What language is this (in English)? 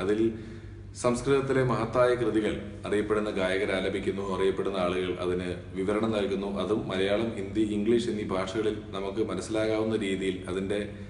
Malayalam